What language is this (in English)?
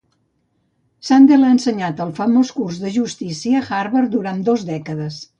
Catalan